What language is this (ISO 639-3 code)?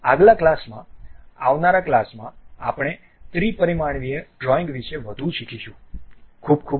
guj